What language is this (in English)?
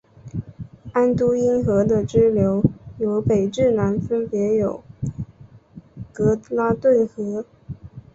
Chinese